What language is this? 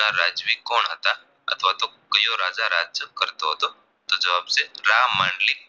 Gujarati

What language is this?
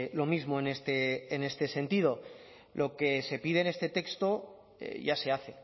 Spanish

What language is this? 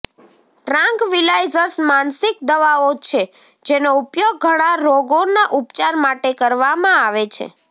Gujarati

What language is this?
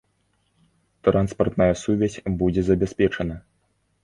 Belarusian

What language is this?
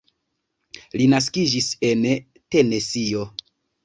Esperanto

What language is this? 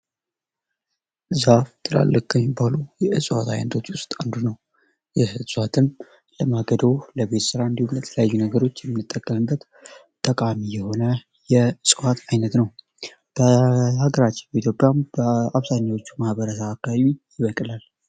Amharic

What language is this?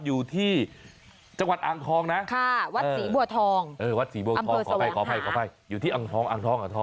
Thai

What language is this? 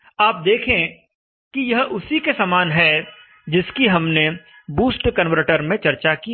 Hindi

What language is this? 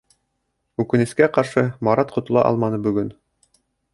Bashkir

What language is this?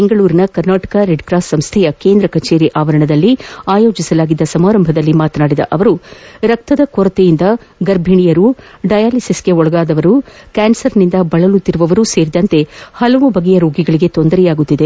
Kannada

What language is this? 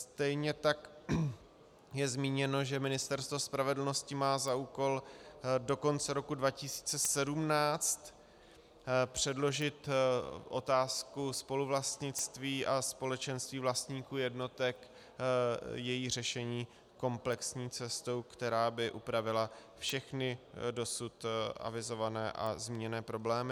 Czech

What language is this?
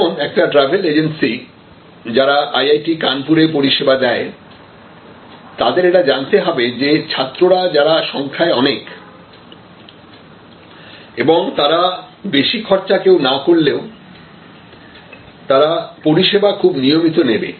Bangla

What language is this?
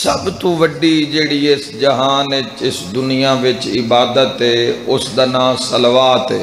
Arabic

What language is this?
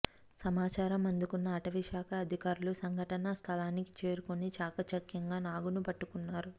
Telugu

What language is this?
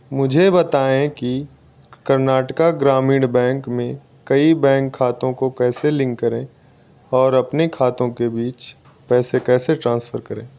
Hindi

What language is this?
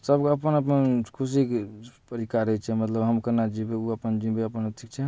Maithili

